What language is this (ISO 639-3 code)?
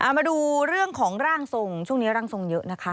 tha